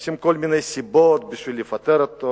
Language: Hebrew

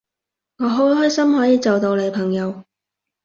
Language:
Cantonese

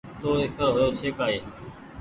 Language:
Goaria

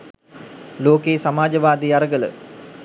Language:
Sinhala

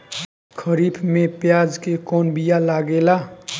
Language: Bhojpuri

